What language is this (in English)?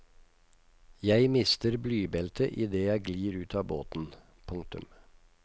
Norwegian